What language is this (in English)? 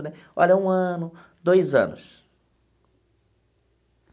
Portuguese